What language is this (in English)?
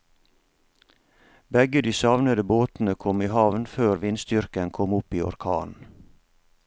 Norwegian